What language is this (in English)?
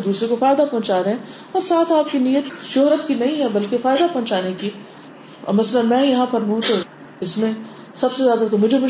Urdu